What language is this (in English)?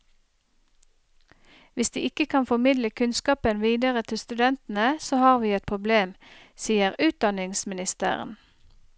Norwegian